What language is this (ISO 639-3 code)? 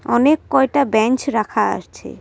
ben